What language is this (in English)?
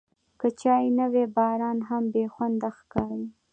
Pashto